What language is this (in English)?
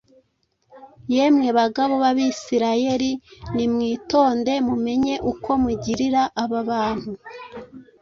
Kinyarwanda